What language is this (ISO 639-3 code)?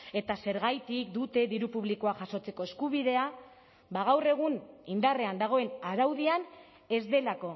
eus